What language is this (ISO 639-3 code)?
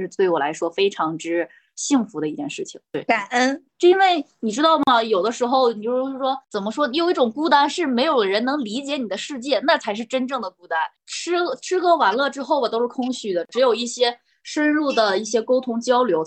zho